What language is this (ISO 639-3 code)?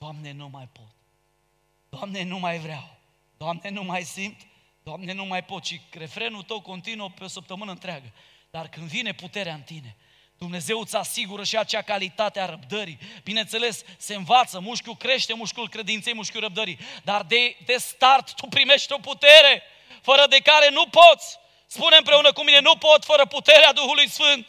ron